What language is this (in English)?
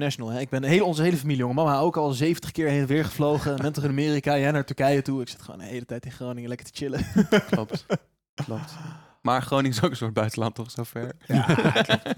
Dutch